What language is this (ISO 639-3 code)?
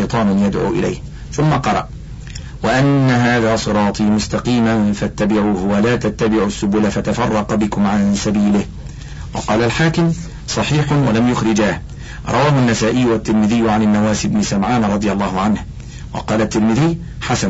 ara